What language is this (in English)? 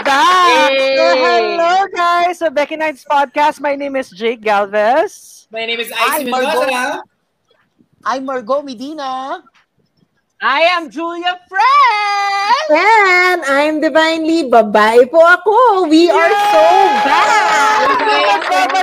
Filipino